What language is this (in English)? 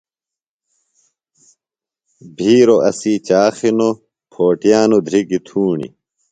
Phalura